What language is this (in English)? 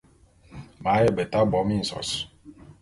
Bulu